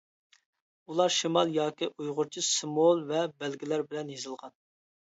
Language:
Uyghur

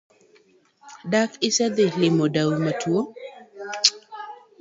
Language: Luo (Kenya and Tanzania)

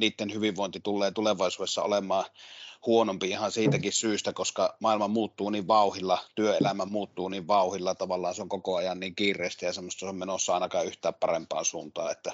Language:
Finnish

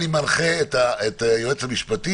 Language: Hebrew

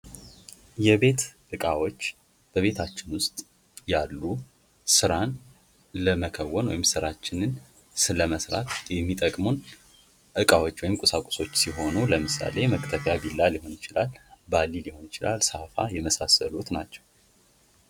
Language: Amharic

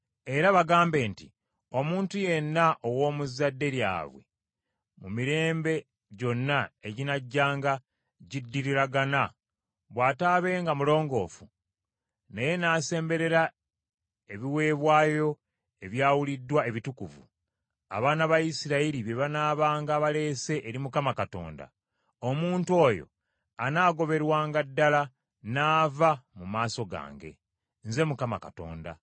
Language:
Ganda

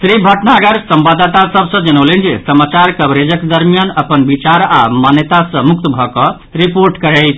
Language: Maithili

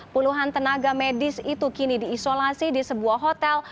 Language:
Indonesian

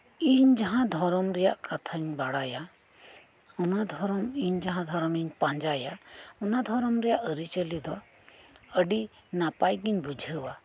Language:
Santali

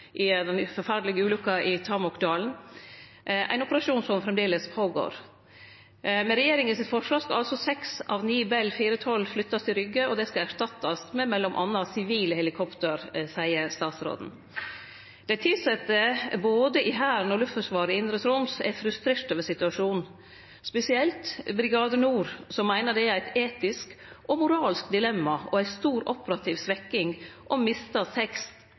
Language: Norwegian Nynorsk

